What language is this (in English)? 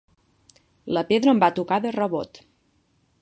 Catalan